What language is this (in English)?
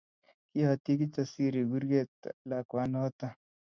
Kalenjin